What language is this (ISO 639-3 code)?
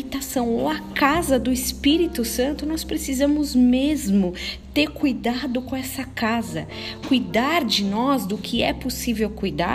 por